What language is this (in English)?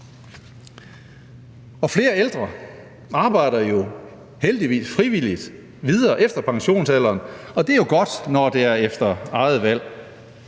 Danish